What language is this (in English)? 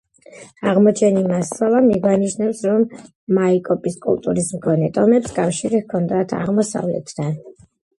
Georgian